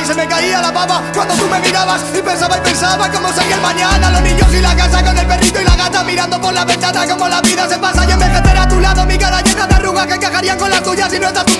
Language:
Spanish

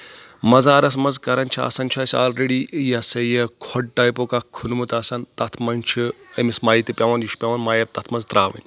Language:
Kashmiri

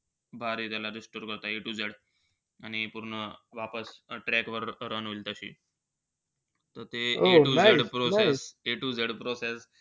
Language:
Marathi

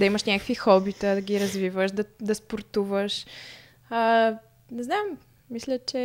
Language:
Bulgarian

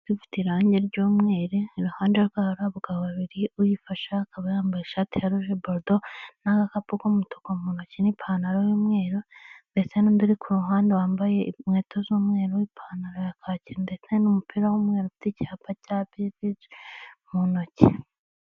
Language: Kinyarwanda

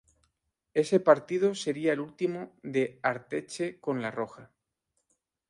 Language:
Spanish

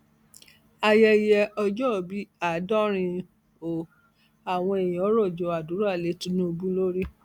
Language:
Yoruba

